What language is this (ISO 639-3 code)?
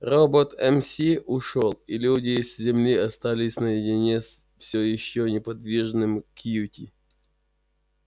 rus